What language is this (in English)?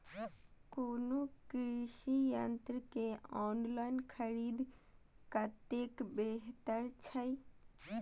Maithili